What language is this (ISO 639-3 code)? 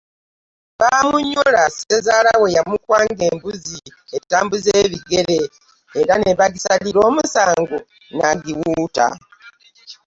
lug